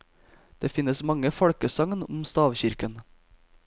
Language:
Norwegian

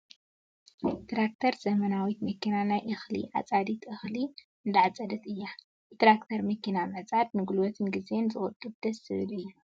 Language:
Tigrinya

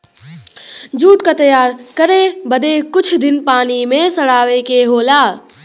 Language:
Bhojpuri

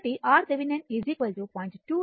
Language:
Telugu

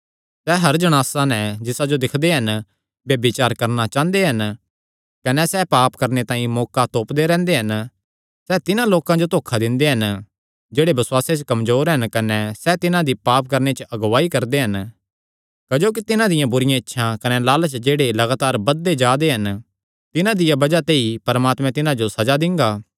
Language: Kangri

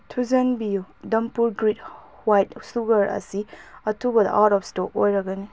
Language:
Manipuri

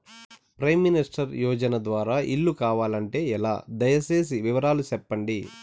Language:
Telugu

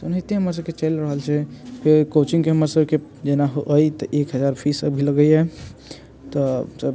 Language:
Maithili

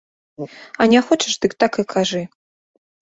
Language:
Belarusian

